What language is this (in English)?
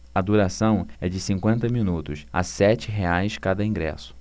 Portuguese